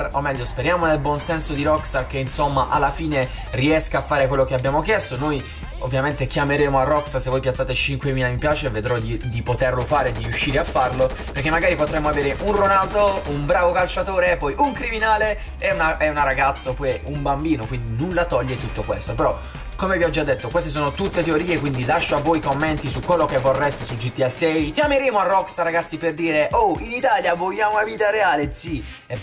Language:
Italian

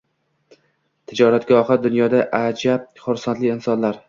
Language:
Uzbek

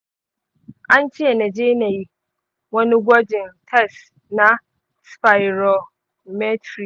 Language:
Hausa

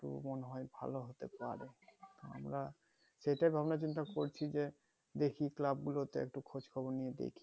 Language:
Bangla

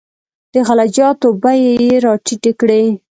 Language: Pashto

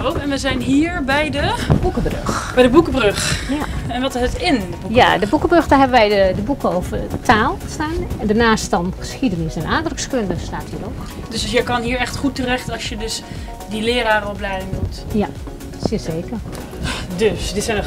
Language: Dutch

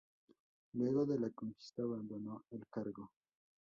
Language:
Spanish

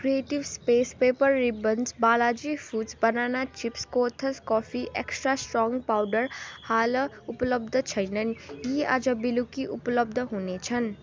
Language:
Nepali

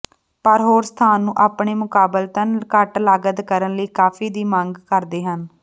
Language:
Punjabi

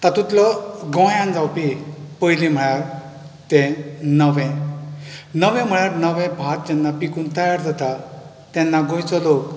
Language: Konkani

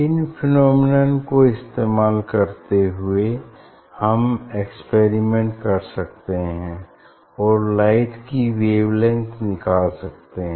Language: Hindi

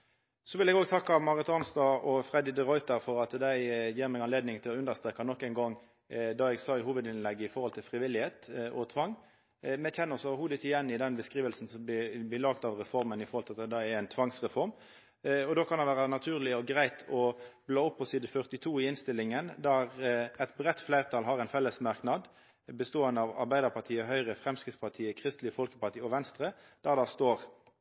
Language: Norwegian Nynorsk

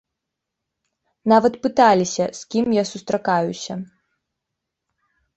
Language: Belarusian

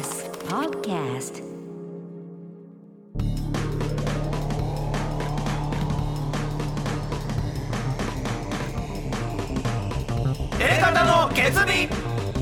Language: Japanese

